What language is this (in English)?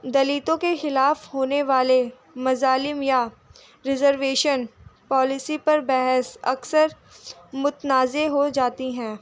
Urdu